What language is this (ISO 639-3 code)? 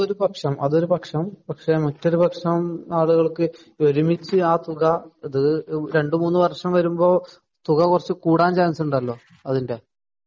mal